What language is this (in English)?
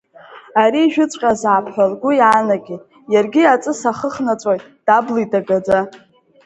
Abkhazian